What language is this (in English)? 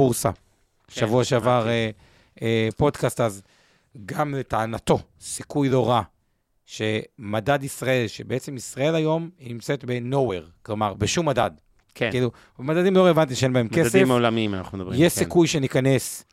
Hebrew